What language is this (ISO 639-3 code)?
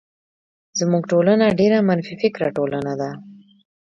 pus